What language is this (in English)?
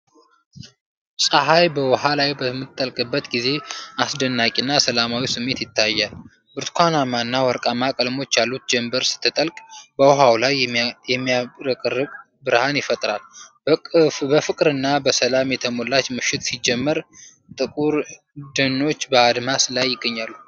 Amharic